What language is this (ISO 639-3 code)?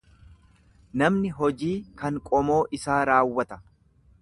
orm